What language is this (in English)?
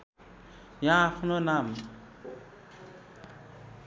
Nepali